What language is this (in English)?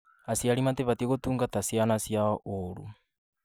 Kikuyu